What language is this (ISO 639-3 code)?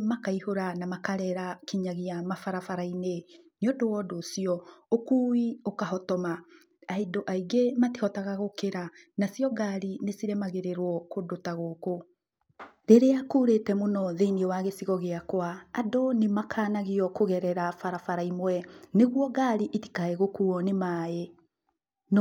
kik